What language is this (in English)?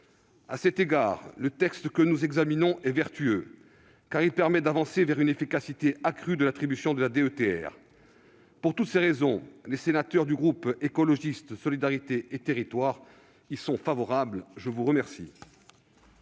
French